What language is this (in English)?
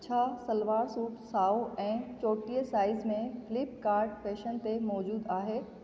Sindhi